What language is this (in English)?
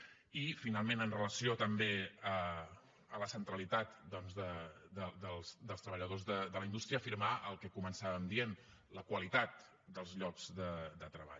Catalan